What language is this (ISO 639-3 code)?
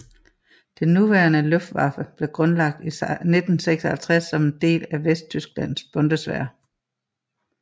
dan